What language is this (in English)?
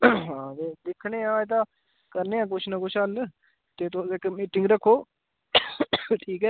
Dogri